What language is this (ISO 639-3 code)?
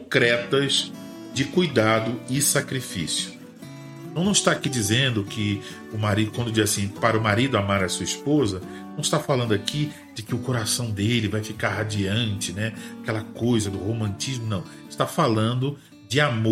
por